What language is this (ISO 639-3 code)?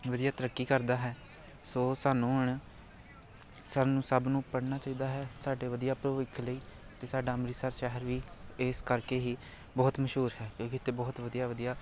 pan